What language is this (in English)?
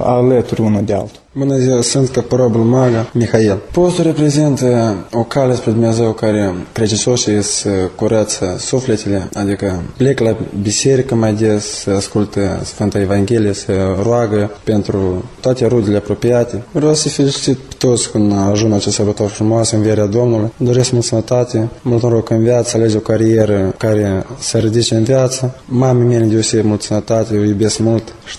Romanian